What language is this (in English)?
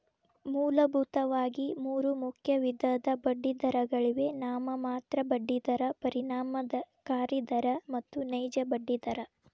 Kannada